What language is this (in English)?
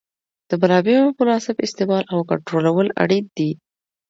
Pashto